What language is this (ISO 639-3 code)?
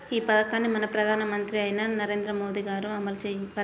tel